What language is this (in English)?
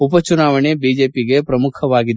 Kannada